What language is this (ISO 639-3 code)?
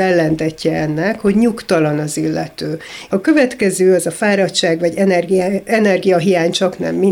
hun